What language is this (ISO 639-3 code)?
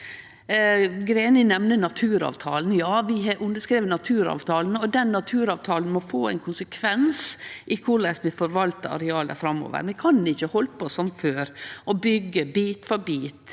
nor